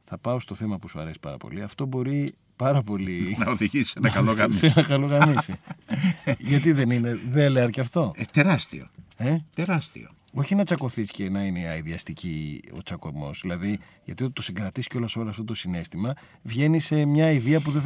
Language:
Greek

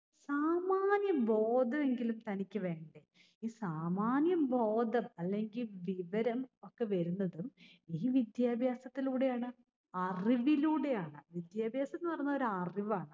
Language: Malayalam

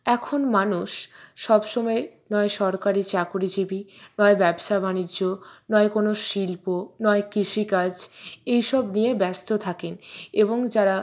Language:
Bangla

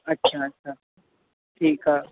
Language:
Sindhi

